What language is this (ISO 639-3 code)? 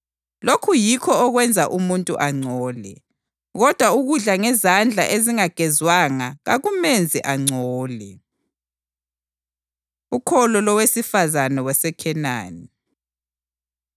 nde